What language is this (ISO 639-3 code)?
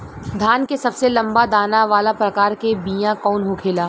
bho